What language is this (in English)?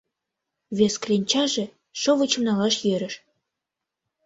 Mari